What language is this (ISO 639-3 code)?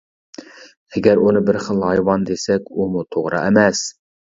uig